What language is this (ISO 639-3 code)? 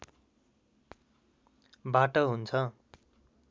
nep